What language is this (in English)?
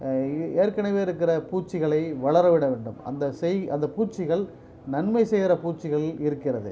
Tamil